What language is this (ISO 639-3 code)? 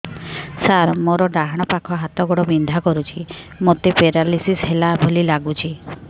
ori